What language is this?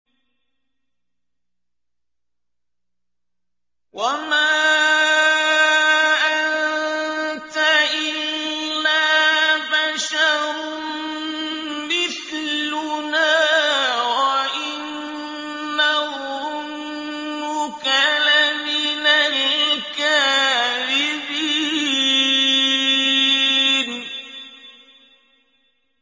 Arabic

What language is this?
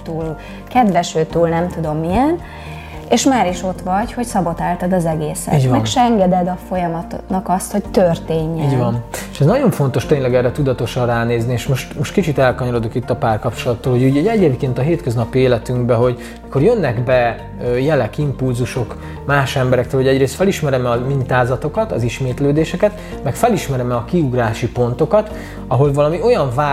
Hungarian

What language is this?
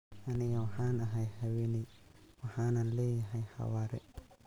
Somali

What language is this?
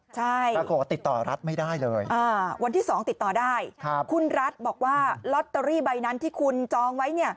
Thai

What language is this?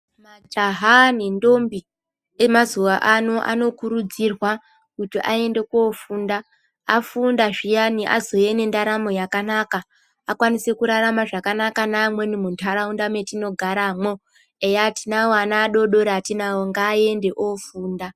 Ndau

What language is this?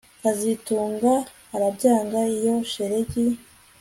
Kinyarwanda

